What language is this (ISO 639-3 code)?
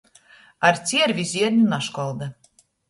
ltg